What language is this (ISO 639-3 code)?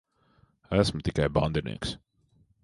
lav